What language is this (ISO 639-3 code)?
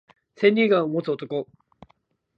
jpn